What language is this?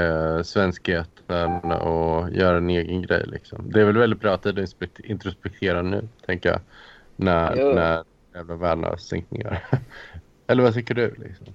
Swedish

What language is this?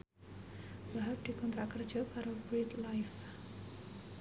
Javanese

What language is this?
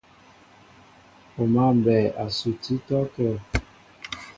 Mbo (Cameroon)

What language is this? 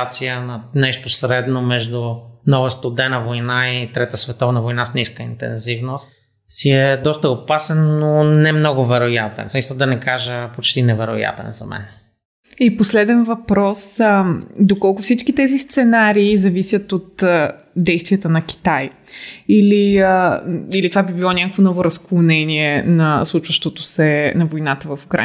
Bulgarian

